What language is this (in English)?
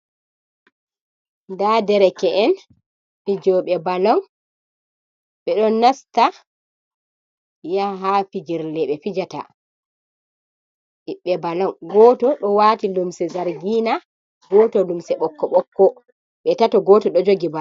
Fula